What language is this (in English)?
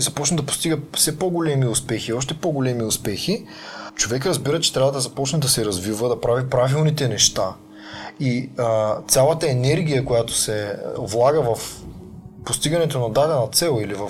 Bulgarian